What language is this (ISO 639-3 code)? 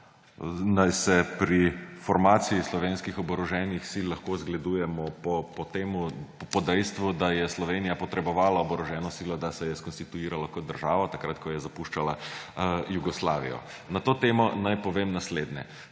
slv